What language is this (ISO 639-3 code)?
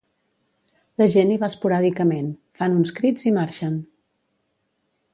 cat